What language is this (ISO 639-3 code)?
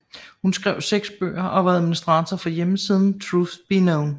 dan